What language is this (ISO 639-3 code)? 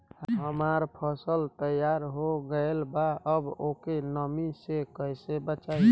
bho